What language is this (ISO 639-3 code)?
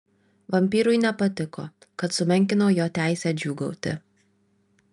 lit